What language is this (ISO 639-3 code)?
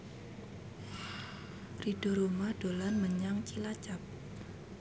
jav